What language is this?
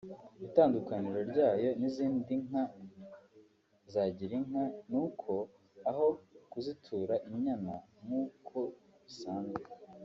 Kinyarwanda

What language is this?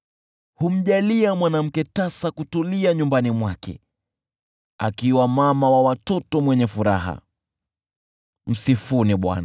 Swahili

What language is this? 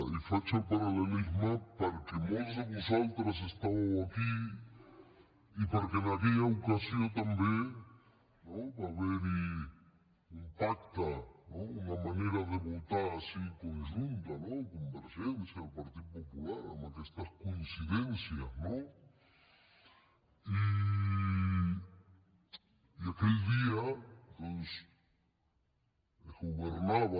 Catalan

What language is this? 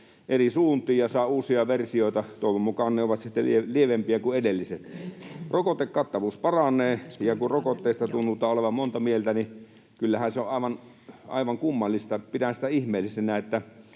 Finnish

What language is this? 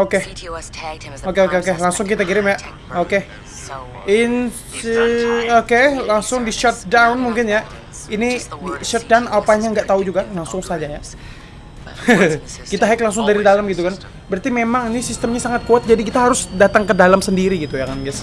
Indonesian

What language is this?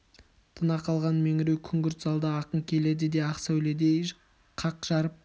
Kazakh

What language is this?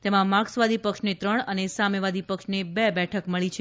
Gujarati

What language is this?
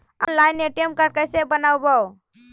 Magahi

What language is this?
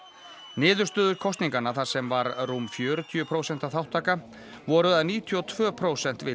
Icelandic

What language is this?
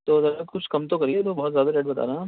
Urdu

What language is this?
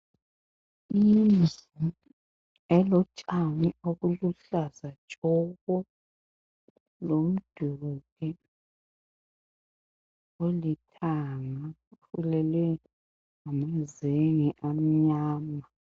North Ndebele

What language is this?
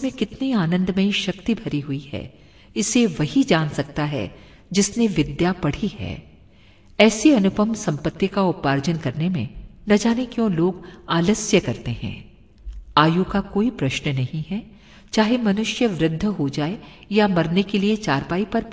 Hindi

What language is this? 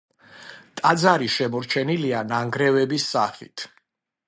Georgian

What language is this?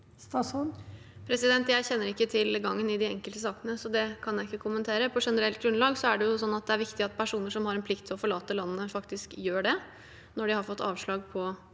Norwegian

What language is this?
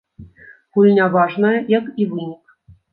Belarusian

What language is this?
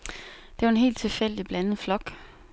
Danish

